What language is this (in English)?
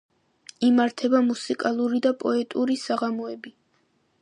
Georgian